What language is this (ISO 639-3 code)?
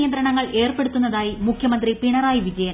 mal